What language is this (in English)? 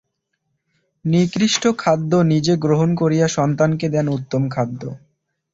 Bangla